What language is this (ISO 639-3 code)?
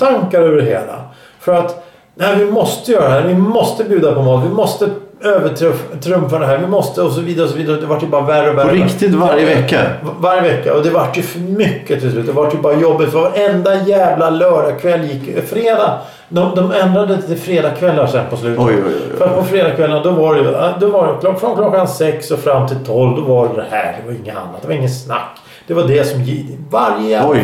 swe